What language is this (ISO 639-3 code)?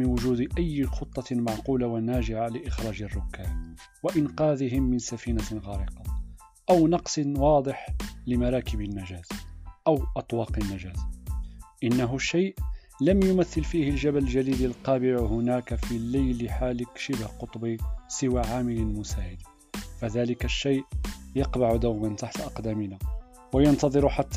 ara